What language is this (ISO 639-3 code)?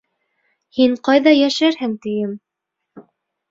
bak